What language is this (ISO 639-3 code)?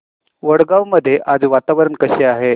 mar